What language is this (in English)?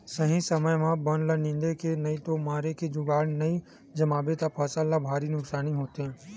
Chhattisgarhi